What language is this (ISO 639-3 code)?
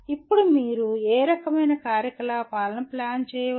tel